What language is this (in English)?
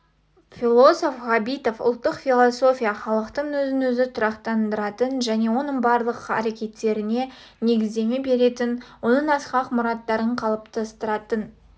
Kazakh